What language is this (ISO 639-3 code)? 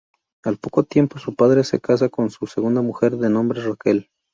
spa